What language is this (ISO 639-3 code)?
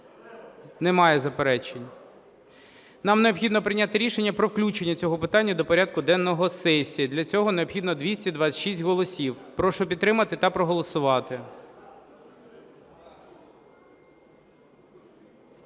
ukr